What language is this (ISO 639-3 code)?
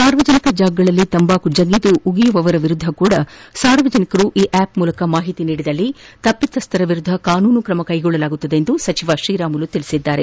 kan